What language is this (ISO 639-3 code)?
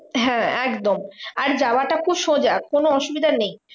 ben